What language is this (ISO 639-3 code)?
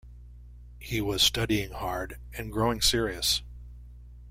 eng